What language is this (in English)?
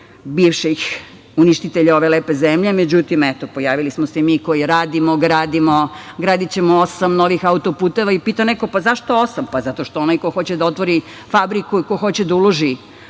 Serbian